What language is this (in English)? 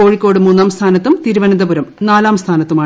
Malayalam